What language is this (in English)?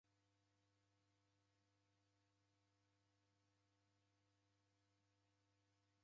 Taita